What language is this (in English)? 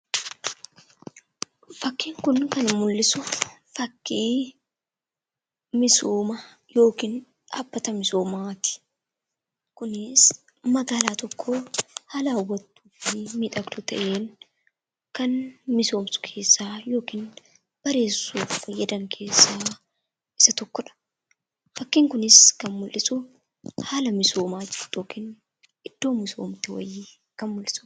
Oromo